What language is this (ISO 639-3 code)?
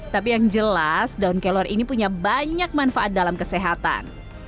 ind